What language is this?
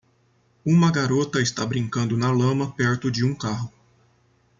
Portuguese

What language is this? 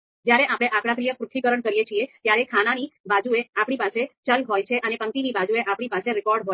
Gujarati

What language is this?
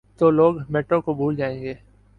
Urdu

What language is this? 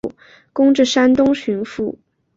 Chinese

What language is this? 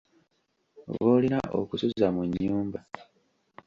Ganda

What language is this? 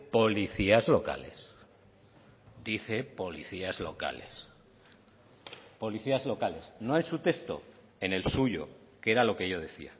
Spanish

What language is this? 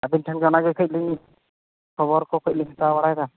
Santali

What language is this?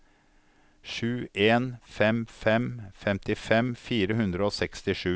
Norwegian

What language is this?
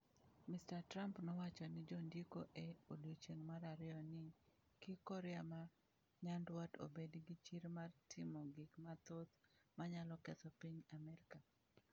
Luo (Kenya and Tanzania)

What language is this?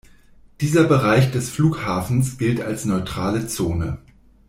German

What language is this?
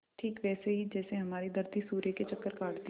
Hindi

